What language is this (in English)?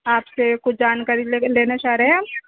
Urdu